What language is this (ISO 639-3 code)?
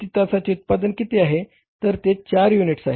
mar